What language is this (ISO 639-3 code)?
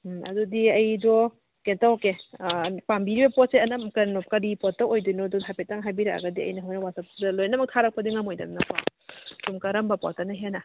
mni